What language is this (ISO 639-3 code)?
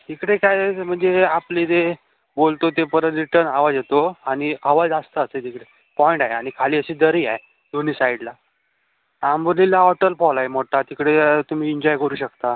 mar